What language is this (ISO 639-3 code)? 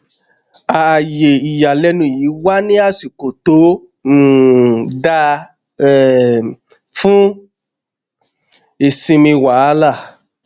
yor